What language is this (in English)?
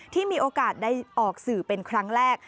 Thai